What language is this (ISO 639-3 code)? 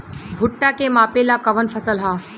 bho